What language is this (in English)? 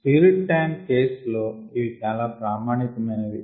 Telugu